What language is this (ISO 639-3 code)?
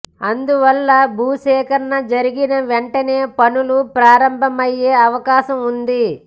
tel